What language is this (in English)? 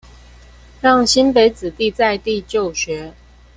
Chinese